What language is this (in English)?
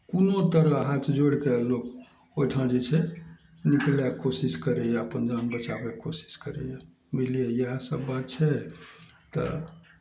Maithili